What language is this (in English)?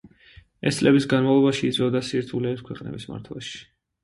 Georgian